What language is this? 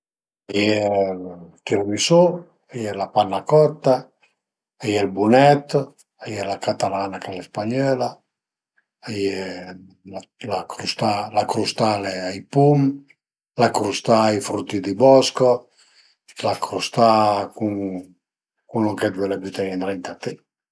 Piedmontese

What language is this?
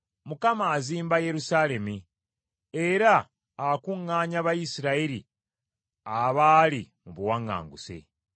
Ganda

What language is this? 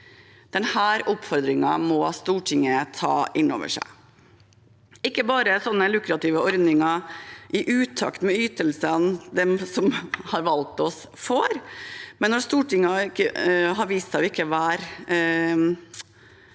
Norwegian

